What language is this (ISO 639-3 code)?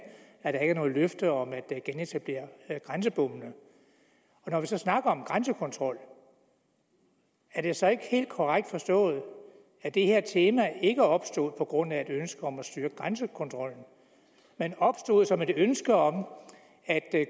dan